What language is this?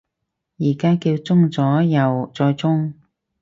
Cantonese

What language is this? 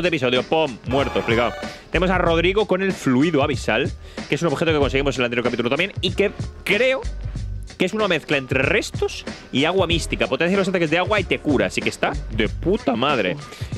Spanish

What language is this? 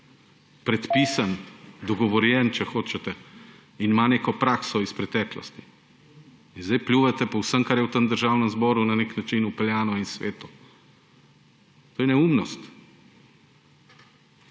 Slovenian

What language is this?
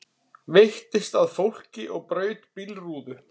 Icelandic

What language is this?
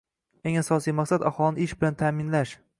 Uzbek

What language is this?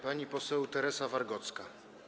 Polish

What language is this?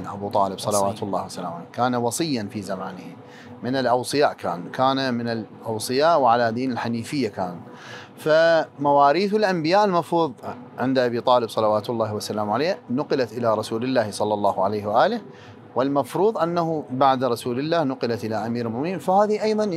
Arabic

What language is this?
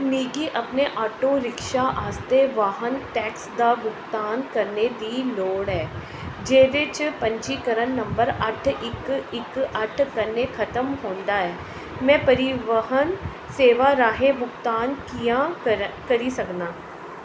Dogri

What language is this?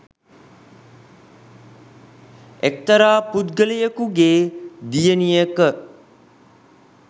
Sinhala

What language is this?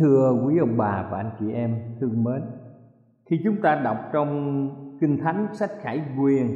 Vietnamese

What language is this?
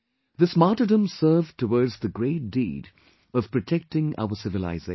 English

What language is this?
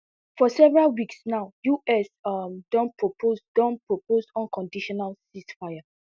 Nigerian Pidgin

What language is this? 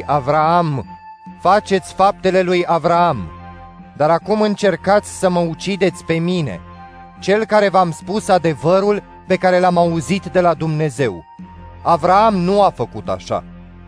Romanian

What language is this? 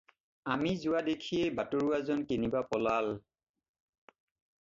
Assamese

